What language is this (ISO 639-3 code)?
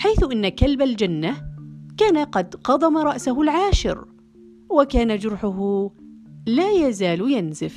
ara